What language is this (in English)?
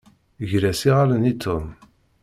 Kabyle